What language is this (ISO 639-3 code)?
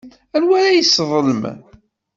kab